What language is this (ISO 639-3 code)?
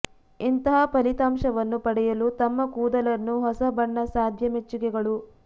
kan